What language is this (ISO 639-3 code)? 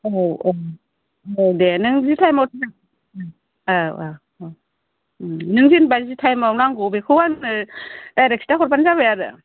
brx